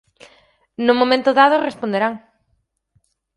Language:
Galician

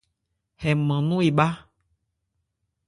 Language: Ebrié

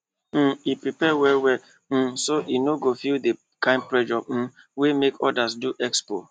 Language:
Nigerian Pidgin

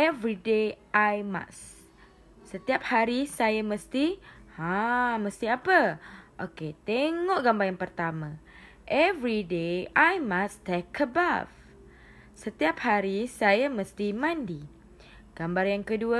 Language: Malay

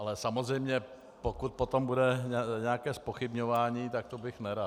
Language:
Czech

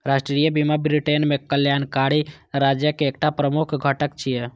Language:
Maithili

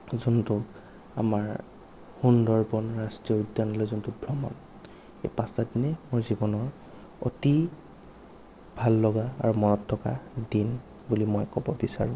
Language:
Assamese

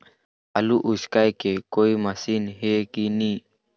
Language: Chhattisgarhi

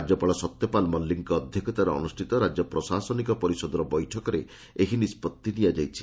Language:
Odia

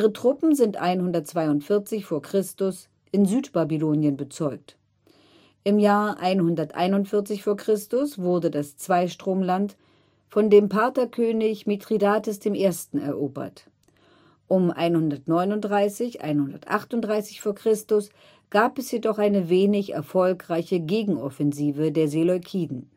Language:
German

